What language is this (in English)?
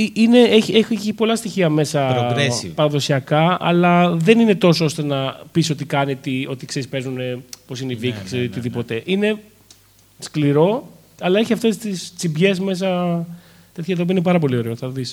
Greek